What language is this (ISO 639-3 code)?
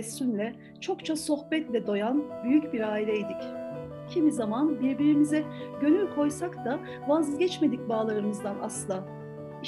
tur